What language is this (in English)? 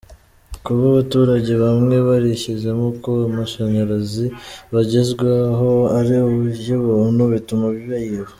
Kinyarwanda